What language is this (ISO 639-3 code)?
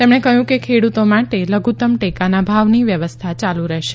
guj